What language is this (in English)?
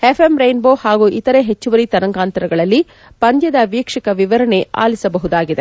Kannada